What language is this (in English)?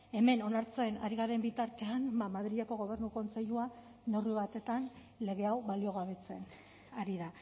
Basque